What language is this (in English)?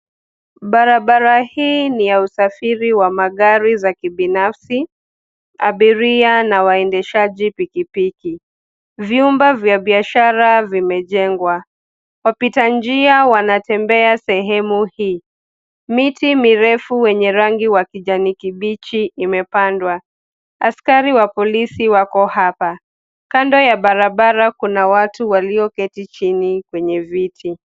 Swahili